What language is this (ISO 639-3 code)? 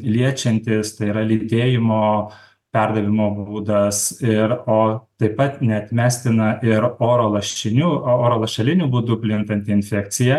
lit